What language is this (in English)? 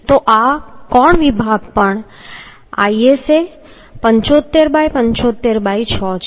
Gujarati